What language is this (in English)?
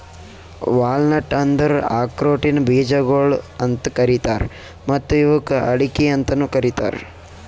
Kannada